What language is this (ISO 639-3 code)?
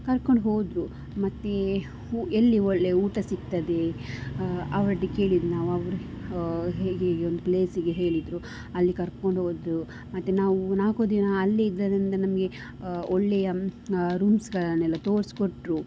kan